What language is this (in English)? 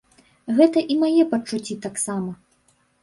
Belarusian